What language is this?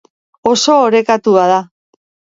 Basque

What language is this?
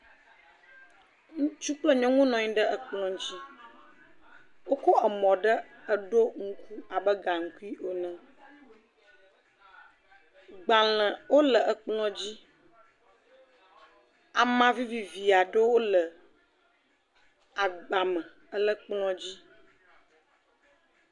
Ewe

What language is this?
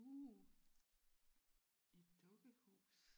Danish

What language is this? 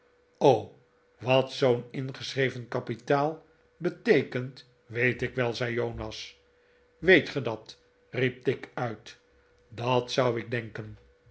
Dutch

